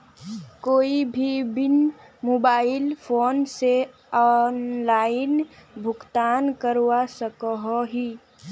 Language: Magahi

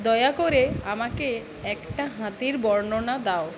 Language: Bangla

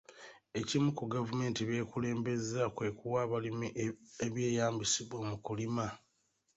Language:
Ganda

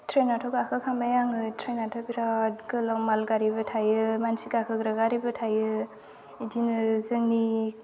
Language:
Bodo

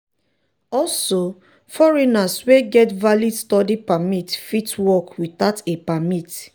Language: Nigerian Pidgin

